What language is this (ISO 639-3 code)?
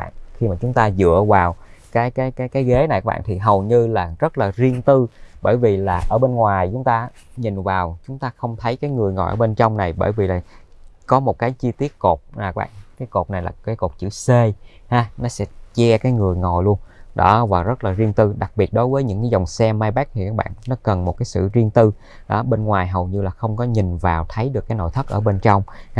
vie